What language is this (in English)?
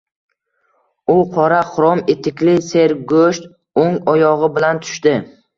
Uzbek